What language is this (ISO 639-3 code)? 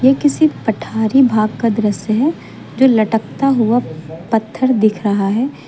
hin